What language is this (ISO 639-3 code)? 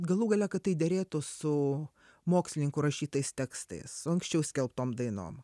lit